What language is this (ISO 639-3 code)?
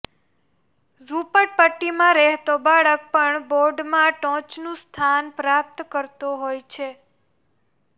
guj